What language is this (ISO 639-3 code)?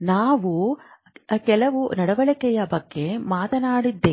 kan